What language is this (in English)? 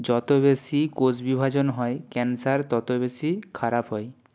Bangla